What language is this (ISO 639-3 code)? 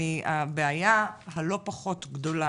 heb